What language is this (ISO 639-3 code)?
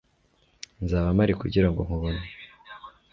kin